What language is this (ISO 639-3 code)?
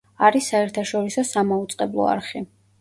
kat